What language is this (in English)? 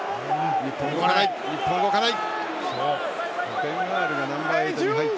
Japanese